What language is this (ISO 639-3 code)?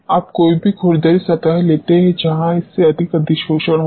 hin